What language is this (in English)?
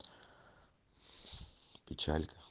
Russian